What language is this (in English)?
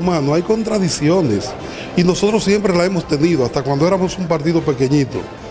Spanish